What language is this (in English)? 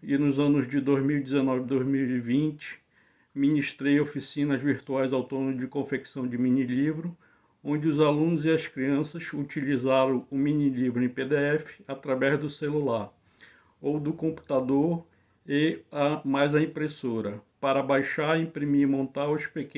Portuguese